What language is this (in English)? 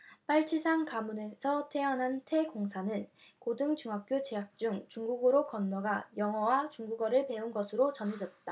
Korean